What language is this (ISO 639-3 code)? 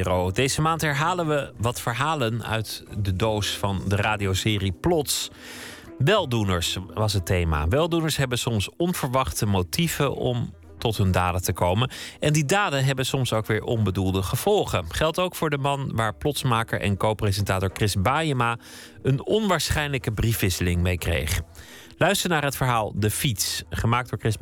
nld